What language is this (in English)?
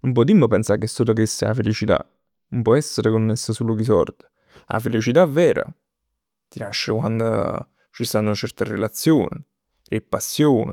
Neapolitan